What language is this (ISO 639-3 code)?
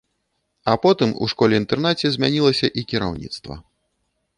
bel